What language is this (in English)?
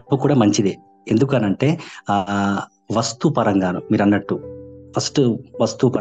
Telugu